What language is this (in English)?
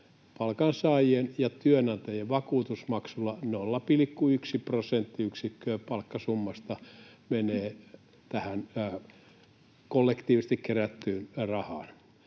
Finnish